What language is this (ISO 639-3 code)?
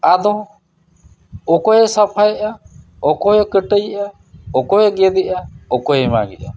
sat